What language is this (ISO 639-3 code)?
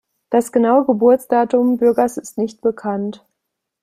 deu